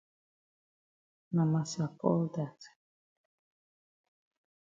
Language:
Cameroon Pidgin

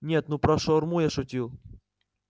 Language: Russian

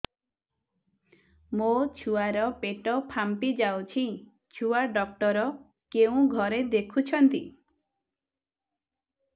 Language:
Odia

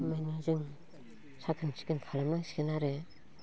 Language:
Bodo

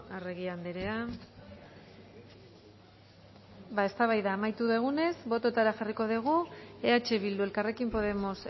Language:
Basque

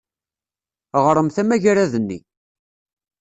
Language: Kabyle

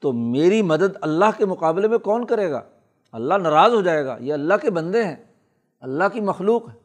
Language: Urdu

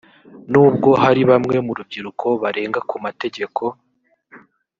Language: Kinyarwanda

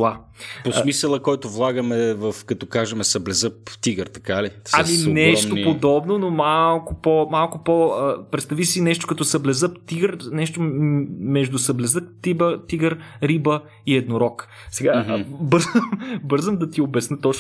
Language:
Bulgarian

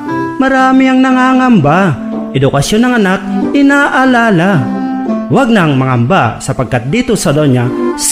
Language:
Filipino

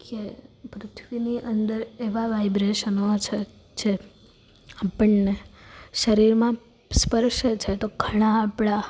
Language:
Gujarati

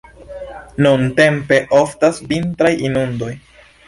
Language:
Esperanto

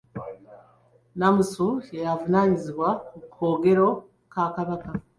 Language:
Ganda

